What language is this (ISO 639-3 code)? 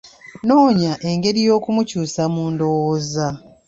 lug